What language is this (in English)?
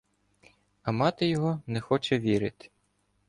Ukrainian